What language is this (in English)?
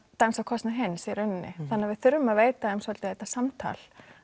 Icelandic